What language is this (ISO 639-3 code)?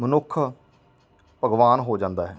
pan